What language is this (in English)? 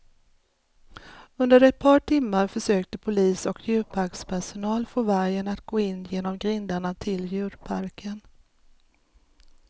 Swedish